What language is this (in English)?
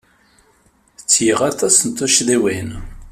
Kabyle